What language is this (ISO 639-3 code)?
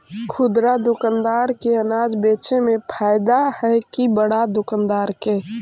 mag